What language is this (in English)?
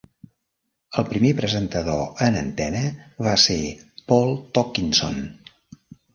Catalan